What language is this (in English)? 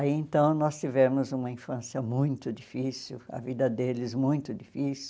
Portuguese